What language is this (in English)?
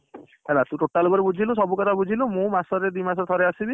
Odia